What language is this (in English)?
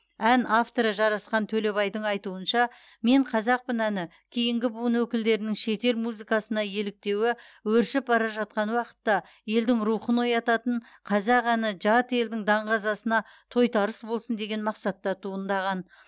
Kazakh